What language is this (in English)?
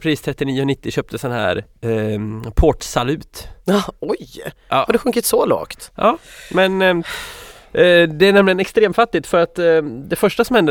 Swedish